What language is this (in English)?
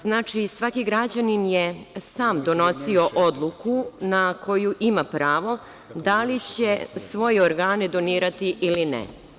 Serbian